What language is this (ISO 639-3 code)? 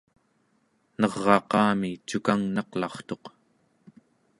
esu